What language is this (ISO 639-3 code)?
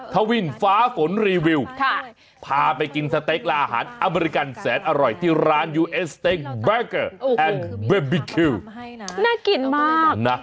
tha